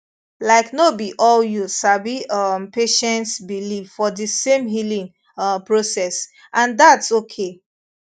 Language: Nigerian Pidgin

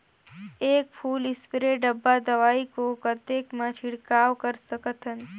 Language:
Chhattisgarhi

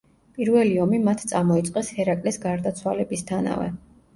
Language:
Georgian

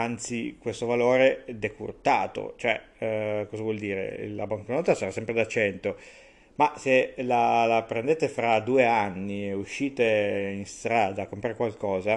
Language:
Italian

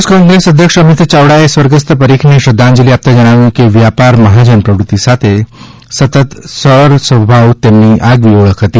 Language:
Gujarati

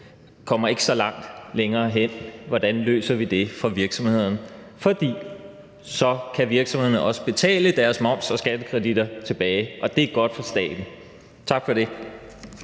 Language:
Danish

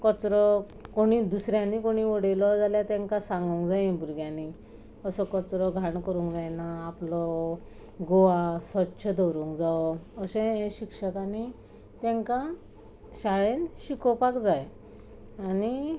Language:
Konkani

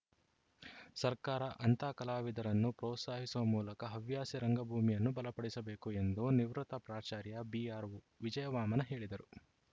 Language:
Kannada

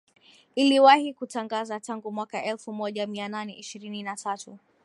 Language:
Swahili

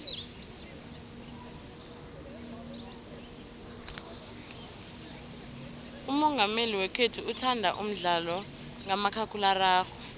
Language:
South Ndebele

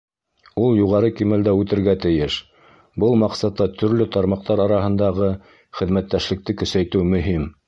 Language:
Bashkir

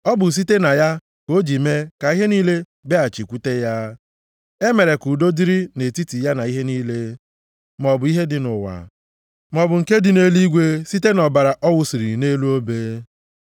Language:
Igbo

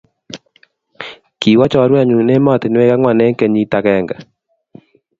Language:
Kalenjin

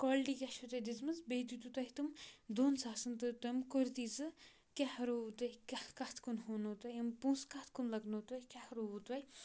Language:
Kashmiri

